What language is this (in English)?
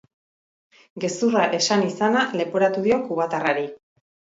Basque